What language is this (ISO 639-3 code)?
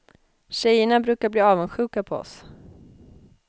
swe